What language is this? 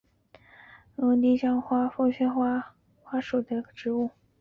Chinese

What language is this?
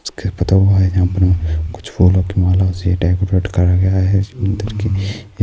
Urdu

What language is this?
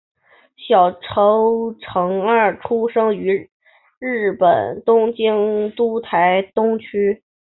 Chinese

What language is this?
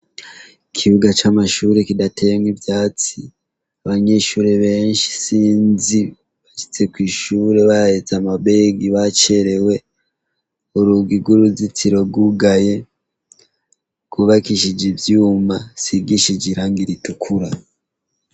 Rundi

